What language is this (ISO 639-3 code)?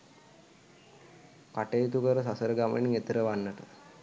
sin